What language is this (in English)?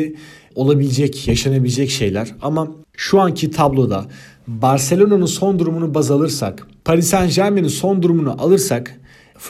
Turkish